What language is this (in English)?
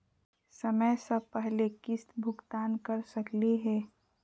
Magahi